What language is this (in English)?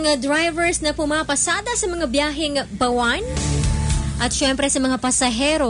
Filipino